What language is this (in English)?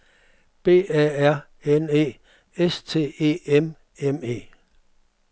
Danish